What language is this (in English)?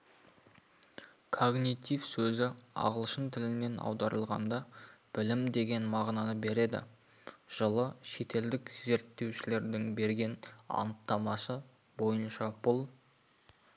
Kazakh